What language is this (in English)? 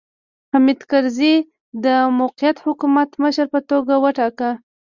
Pashto